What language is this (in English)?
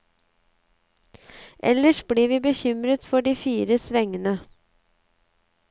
Norwegian